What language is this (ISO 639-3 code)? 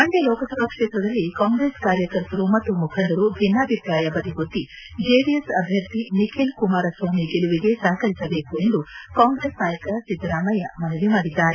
kan